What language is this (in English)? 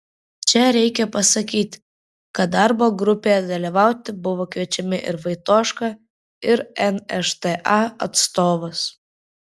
Lithuanian